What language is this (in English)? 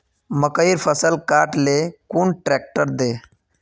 Magahi